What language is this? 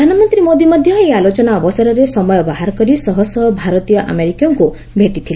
Odia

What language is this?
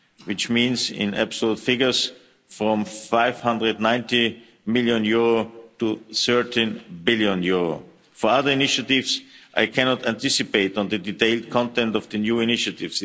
English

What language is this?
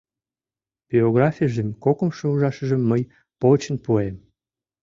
Mari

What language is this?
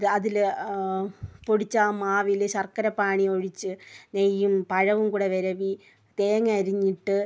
Malayalam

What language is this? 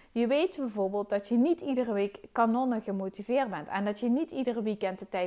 Dutch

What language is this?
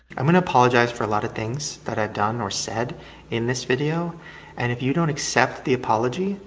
English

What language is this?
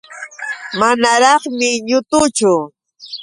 Yauyos Quechua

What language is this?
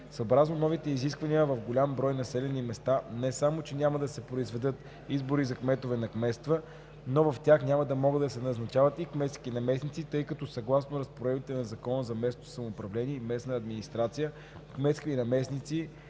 Bulgarian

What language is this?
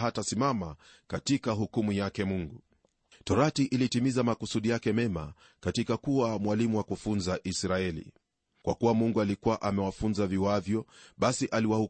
Swahili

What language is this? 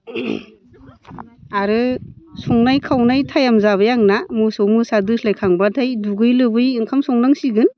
Bodo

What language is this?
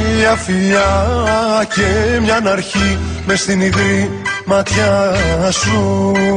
Greek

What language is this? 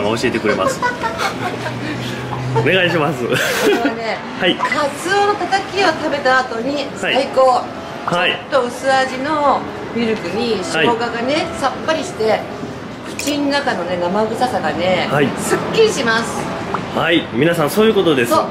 Japanese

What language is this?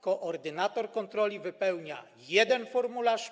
Polish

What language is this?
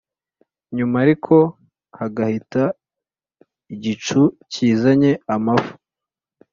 Kinyarwanda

